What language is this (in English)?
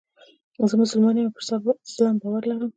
Pashto